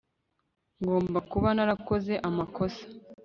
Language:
Kinyarwanda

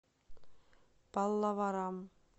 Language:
Russian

